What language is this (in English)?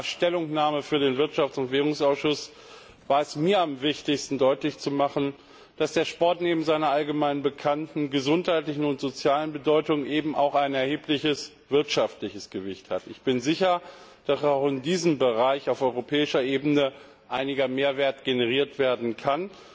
German